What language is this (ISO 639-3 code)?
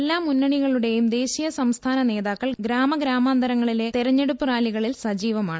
mal